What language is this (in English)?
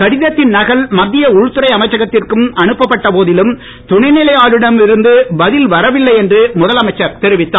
Tamil